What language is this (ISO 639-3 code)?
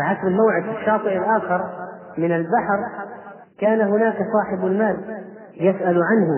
ara